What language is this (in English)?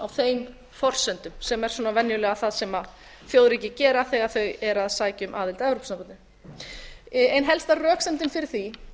Icelandic